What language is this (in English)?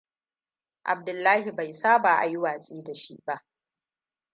Hausa